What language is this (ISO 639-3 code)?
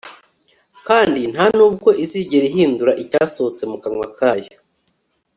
kin